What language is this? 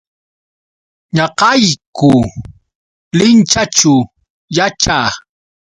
Yauyos Quechua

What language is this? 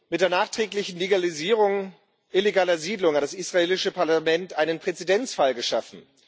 German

